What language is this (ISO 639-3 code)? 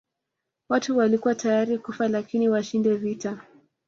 swa